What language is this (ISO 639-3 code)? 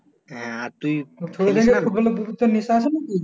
ben